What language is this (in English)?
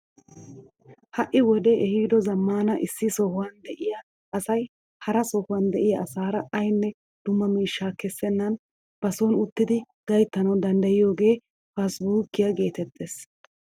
Wolaytta